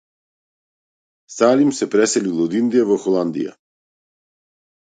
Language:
Macedonian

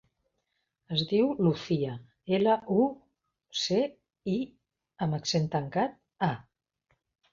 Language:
Catalan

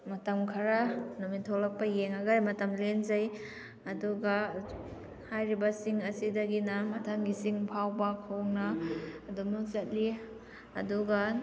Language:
Manipuri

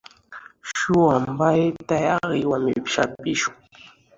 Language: Swahili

